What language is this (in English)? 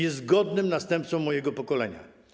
Polish